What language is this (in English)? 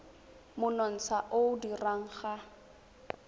Tswana